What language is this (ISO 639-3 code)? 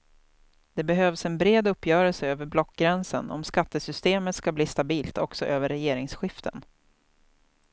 swe